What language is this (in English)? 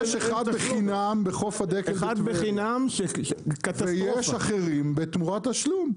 Hebrew